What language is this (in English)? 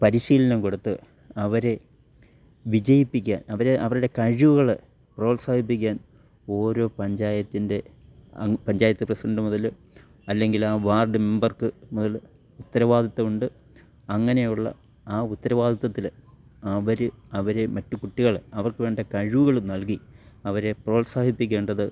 Malayalam